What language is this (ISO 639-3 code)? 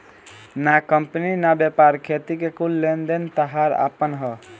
bho